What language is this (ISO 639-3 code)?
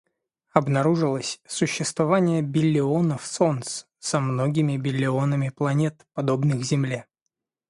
rus